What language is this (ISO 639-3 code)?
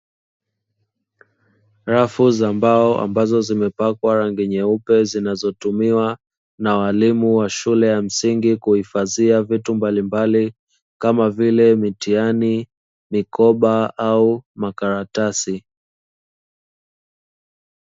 swa